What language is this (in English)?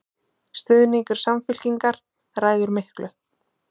Icelandic